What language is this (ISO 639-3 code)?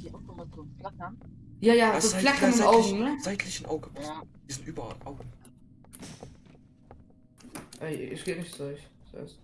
deu